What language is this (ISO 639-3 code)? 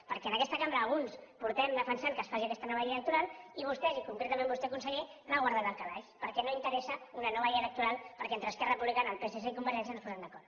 cat